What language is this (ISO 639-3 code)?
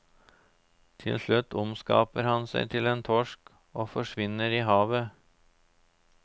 nor